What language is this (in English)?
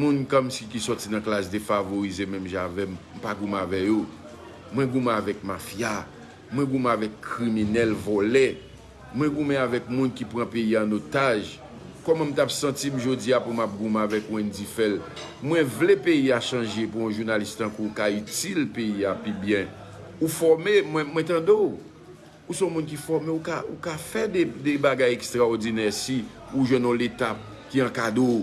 French